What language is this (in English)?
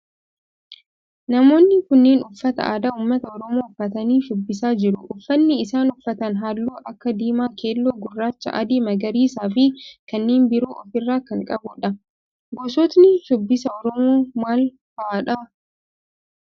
Oromo